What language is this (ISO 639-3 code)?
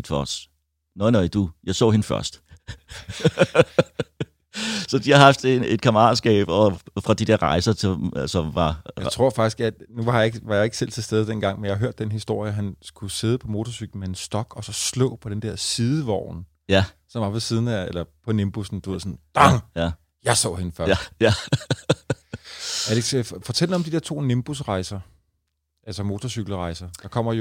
dan